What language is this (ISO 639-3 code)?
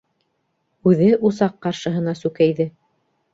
bak